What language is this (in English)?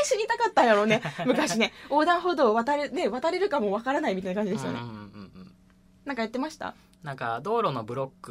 Japanese